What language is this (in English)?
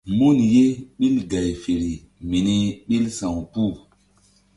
Mbum